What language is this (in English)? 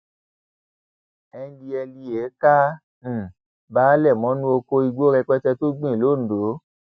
Yoruba